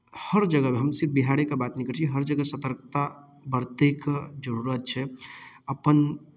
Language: Maithili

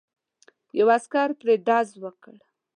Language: Pashto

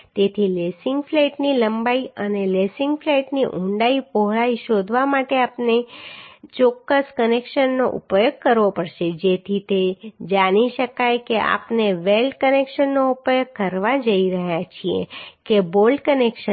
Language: Gujarati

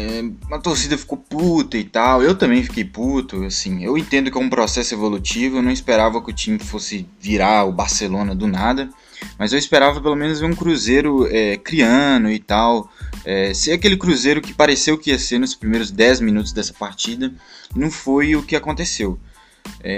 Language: Portuguese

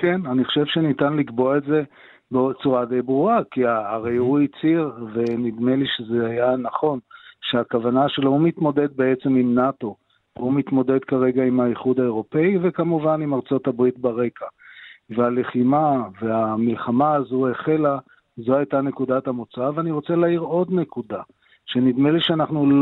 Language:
Hebrew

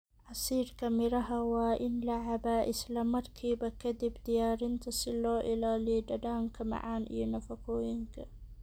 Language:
Somali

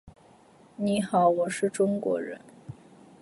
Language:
Chinese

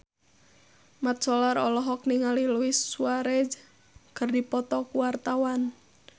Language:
Sundanese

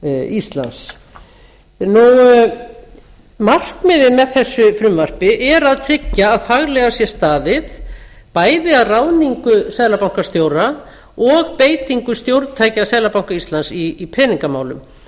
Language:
Icelandic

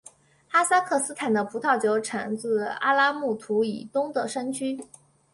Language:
Chinese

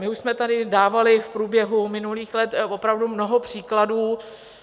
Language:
Czech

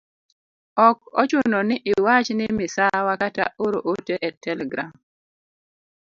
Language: Luo (Kenya and Tanzania)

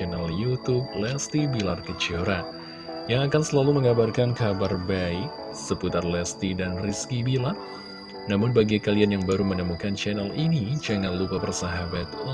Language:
Indonesian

